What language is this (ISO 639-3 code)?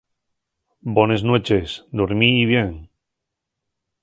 ast